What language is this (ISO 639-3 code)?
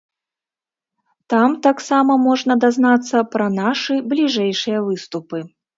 bel